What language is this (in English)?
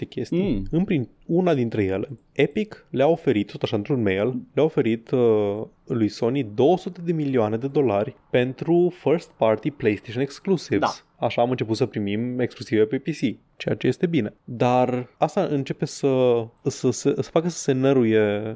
Romanian